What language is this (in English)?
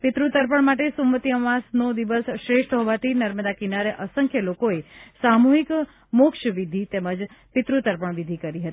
Gujarati